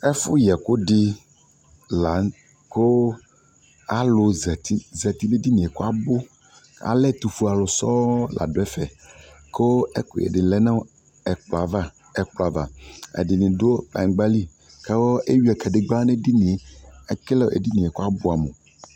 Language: Ikposo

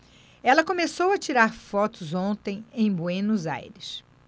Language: Portuguese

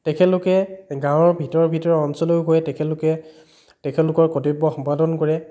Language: Assamese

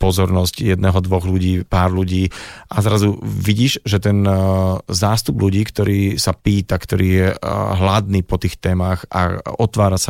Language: Slovak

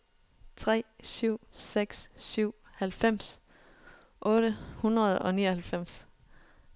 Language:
Danish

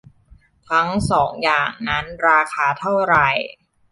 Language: Thai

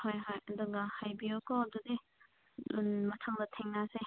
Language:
Manipuri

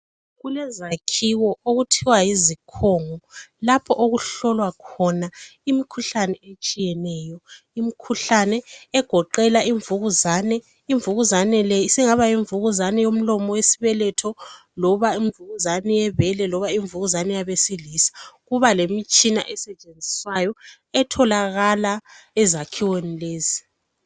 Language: North Ndebele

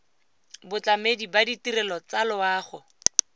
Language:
Tswana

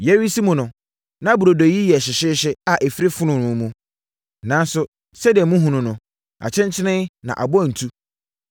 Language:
Akan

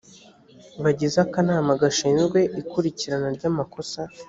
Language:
Kinyarwanda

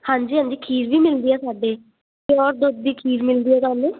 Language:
Punjabi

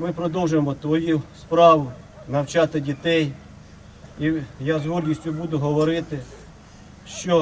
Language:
Ukrainian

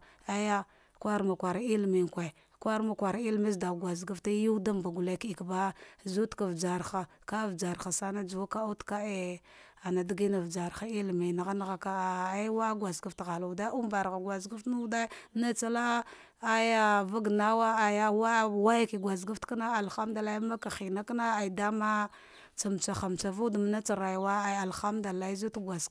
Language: Dghwede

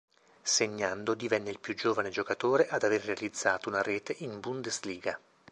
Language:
Italian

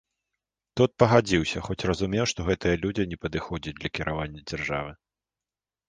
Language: Belarusian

